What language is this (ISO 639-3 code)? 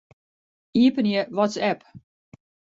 fry